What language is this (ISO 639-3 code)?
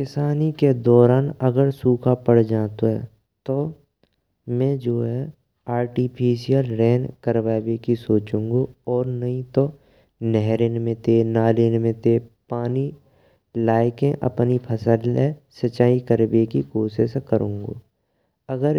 bra